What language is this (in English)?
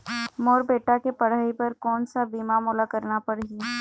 Chhattisgarhi